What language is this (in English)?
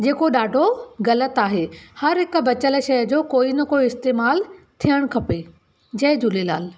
Sindhi